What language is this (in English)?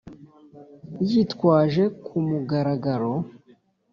Kinyarwanda